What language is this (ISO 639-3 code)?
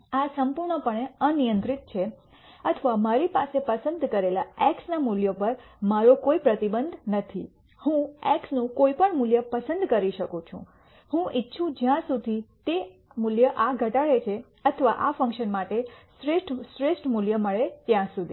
guj